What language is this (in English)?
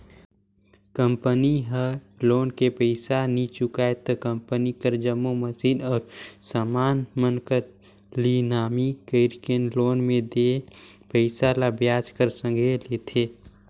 Chhattisgarhi